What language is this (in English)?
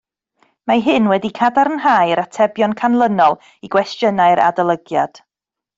Welsh